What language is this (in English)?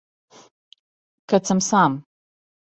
Serbian